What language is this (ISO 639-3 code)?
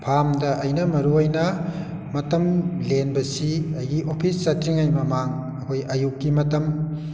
mni